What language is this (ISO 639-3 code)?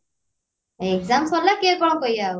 ori